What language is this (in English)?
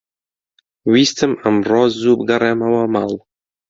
Central Kurdish